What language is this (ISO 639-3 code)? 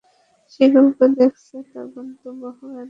ben